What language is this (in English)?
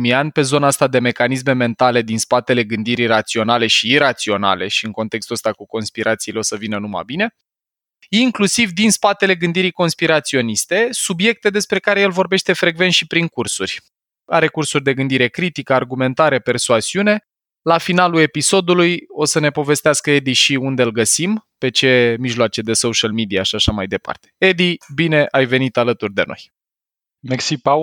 Romanian